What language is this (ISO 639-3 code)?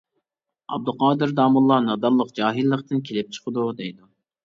uig